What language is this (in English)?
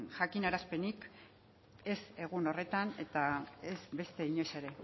Basque